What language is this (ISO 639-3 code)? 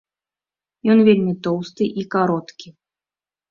bel